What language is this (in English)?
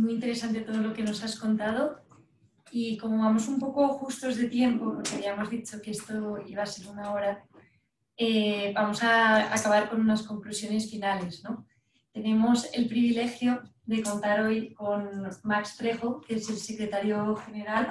Spanish